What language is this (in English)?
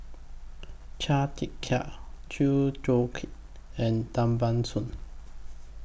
English